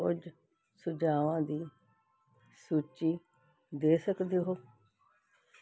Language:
Punjabi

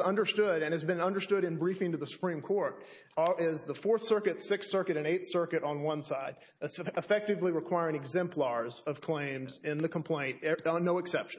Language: English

